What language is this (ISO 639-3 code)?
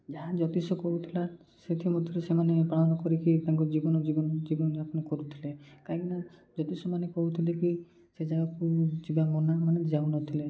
ori